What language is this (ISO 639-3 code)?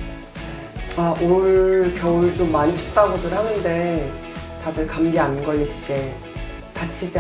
kor